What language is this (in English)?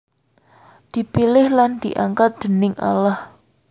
Javanese